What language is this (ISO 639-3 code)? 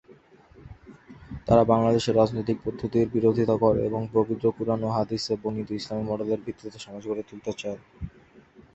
ben